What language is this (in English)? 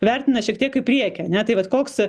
Lithuanian